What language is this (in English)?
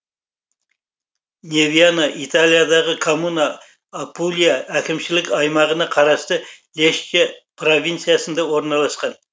Kazakh